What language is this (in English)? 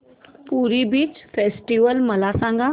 Marathi